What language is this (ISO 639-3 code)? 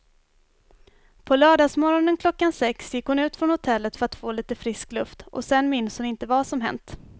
swe